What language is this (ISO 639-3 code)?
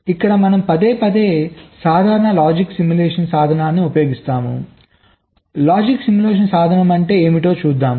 tel